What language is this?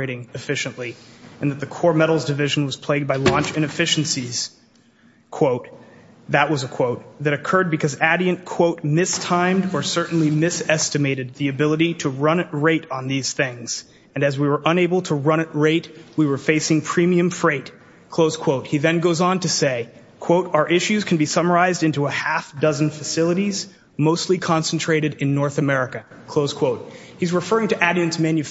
English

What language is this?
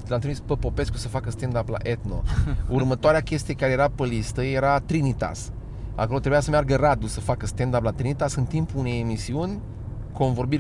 Romanian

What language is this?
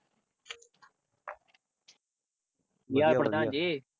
Punjabi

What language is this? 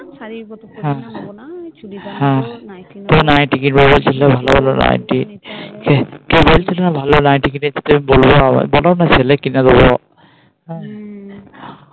Bangla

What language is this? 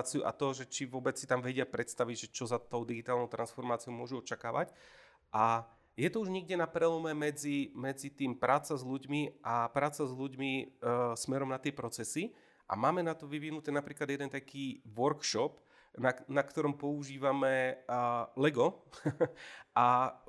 Slovak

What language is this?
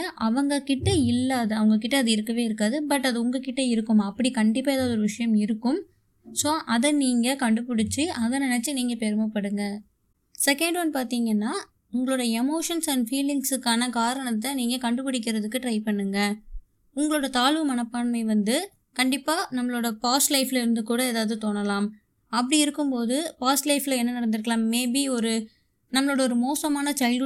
Tamil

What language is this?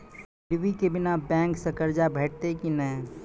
Maithili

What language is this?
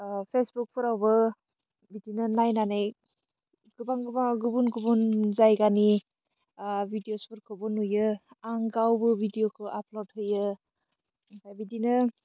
Bodo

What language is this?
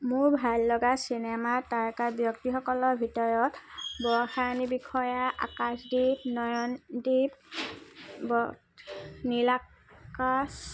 Assamese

